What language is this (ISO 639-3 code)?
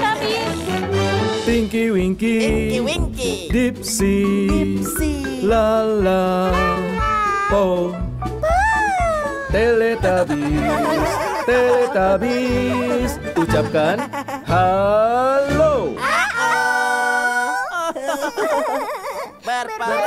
ind